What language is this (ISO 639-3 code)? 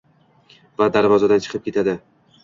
uzb